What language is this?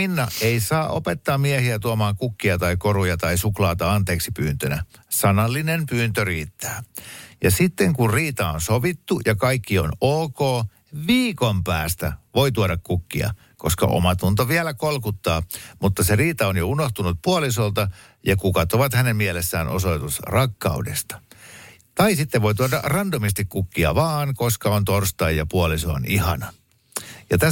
Finnish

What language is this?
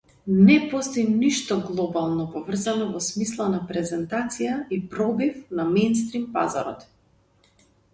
Macedonian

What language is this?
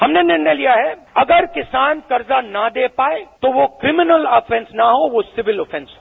Hindi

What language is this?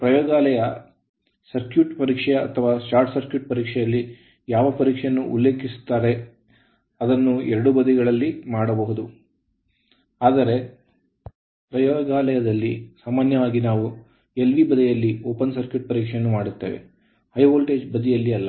Kannada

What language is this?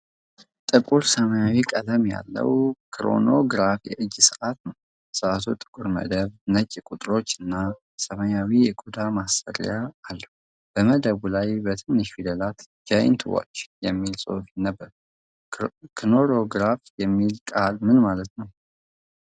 Amharic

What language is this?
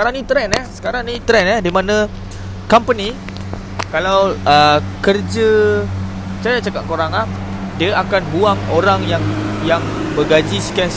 Malay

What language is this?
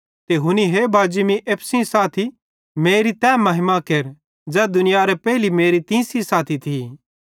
Bhadrawahi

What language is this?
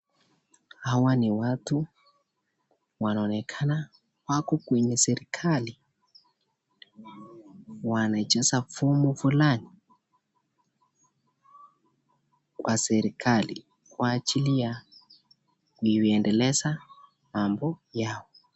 Swahili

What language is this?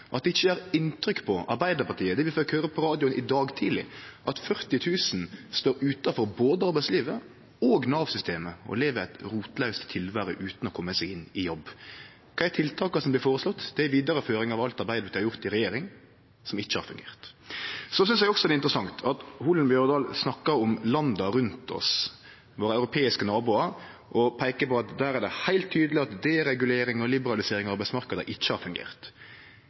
Norwegian Nynorsk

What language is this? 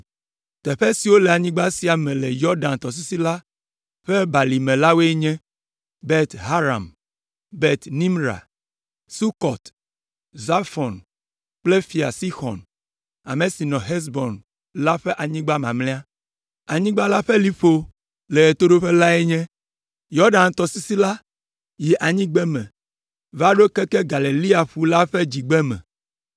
Ewe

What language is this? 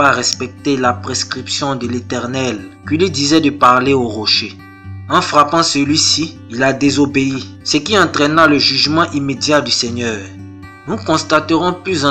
French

